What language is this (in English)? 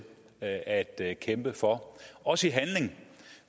Danish